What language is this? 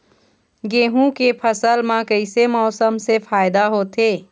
Chhattisgarhi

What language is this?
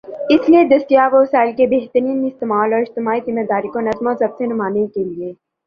Urdu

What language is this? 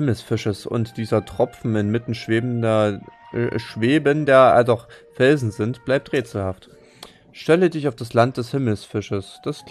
German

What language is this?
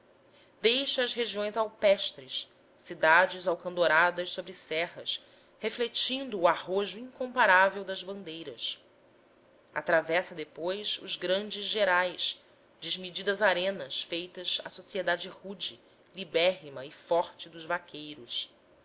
Portuguese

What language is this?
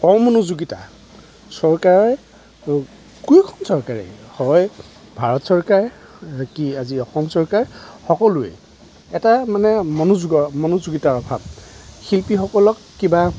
Assamese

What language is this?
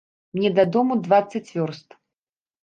Belarusian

